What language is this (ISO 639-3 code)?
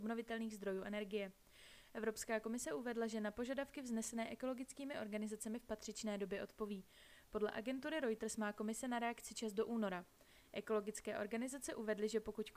ces